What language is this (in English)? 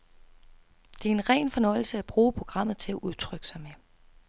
Danish